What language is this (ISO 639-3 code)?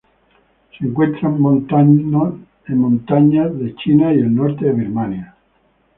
spa